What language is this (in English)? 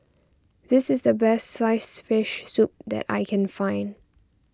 English